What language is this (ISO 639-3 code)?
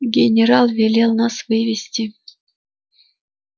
rus